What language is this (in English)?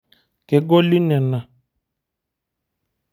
Masai